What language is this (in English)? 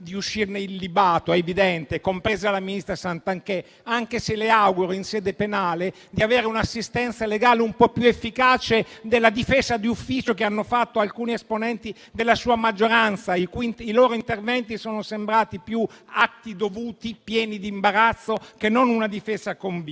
Italian